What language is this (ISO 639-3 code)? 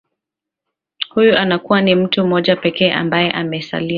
swa